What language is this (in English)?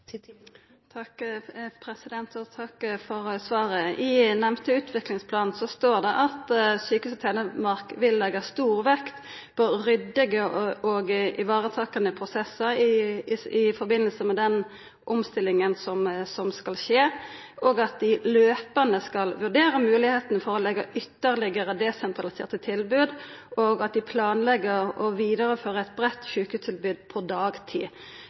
Norwegian Nynorsk